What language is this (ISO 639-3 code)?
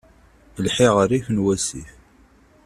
kab